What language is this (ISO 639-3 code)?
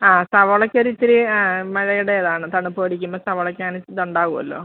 mal